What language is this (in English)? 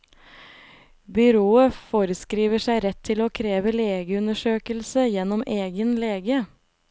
Norwegian